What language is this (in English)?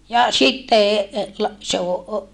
Finnish